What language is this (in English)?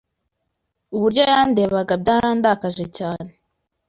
Kinyarwanda